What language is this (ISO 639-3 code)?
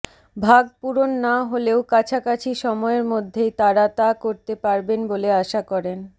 ben